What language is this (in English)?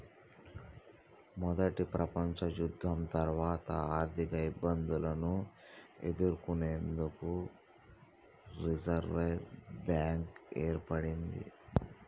Telugu